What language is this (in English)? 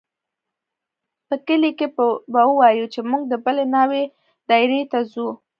Pashto